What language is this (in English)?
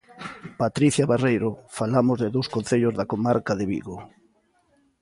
Galician